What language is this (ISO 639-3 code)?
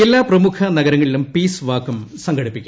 mal